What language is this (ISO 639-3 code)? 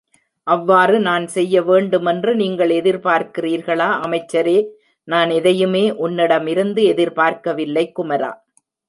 tam